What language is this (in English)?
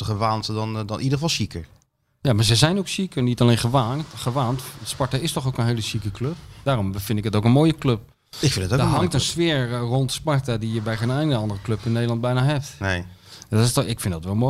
Dutch